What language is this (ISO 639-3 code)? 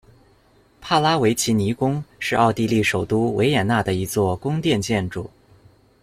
zho